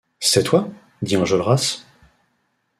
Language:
French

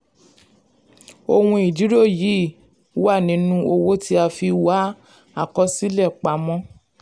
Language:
Yoruba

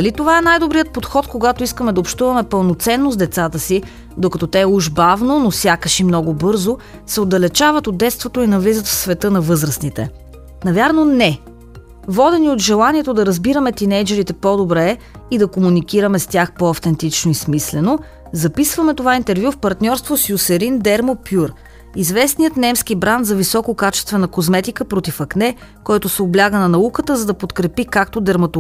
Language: Bulgarian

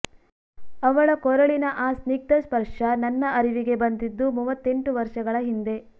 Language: Kannada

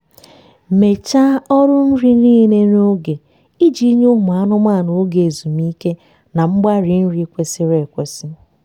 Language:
Igbo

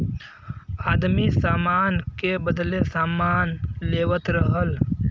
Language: Bhojpuri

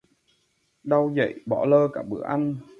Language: Vietnamese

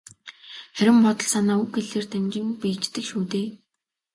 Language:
Mongolian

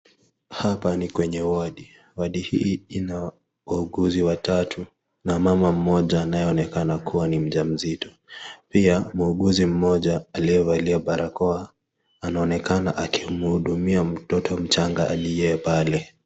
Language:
Swahili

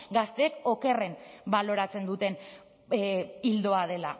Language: Basque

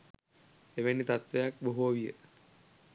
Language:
Sinhala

